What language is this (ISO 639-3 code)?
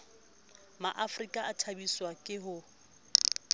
sot